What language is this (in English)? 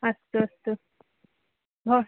Sanskrit